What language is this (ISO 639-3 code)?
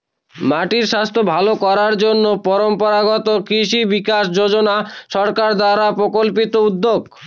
ben